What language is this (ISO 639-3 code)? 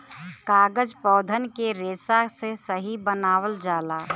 bho